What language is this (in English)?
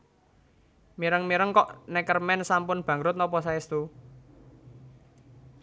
Javanese